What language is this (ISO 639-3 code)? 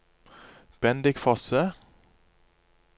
nor